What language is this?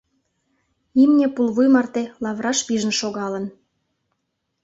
Mari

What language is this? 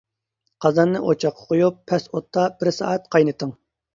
Uyghur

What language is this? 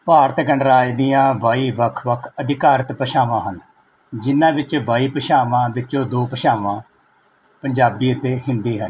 Punjabi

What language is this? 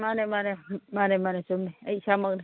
Manipuri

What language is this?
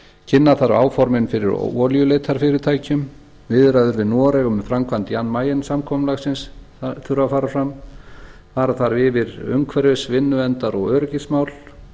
Icelandic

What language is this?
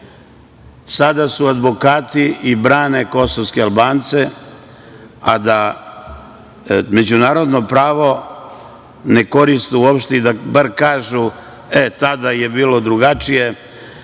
Serbian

